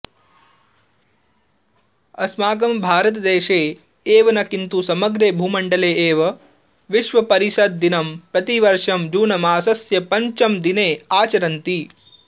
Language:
Sanskrit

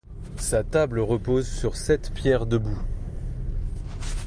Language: French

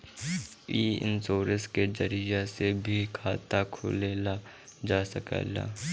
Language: Bhojpuri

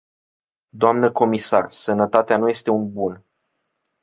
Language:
Romanian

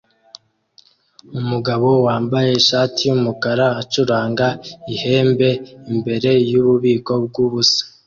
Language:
Kinyarwanda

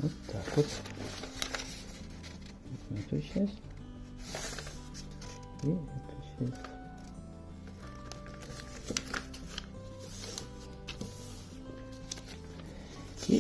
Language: Russian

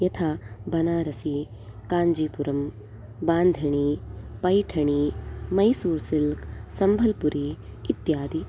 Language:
Sanskrit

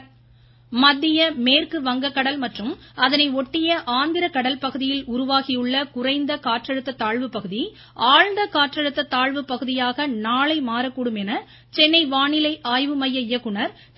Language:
Tamil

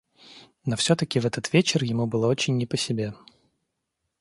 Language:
Russian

